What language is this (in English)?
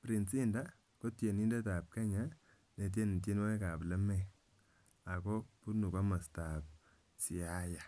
Kalenjin